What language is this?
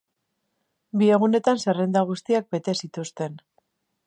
Basque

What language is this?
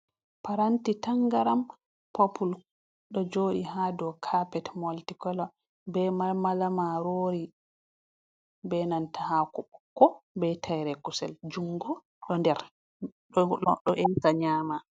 Fula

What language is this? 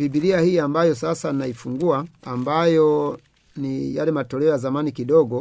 Swahili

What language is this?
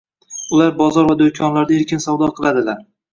Uzbek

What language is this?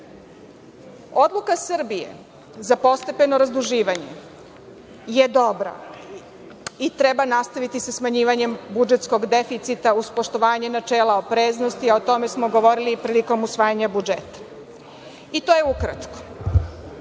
Serbian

